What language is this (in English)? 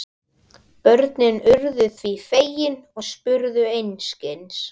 Icelandic